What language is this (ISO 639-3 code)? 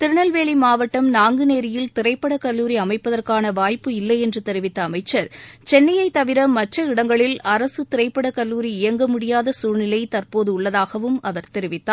tam